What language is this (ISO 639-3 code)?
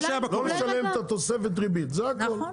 heb